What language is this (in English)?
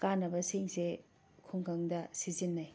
Manipuri